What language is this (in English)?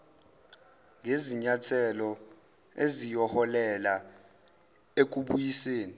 Zulu